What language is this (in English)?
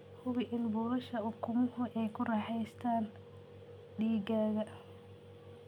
Somali